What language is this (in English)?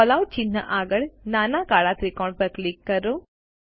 Gujarati